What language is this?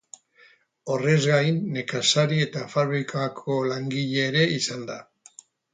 Basque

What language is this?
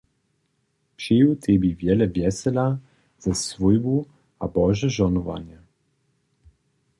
Upper Sorbian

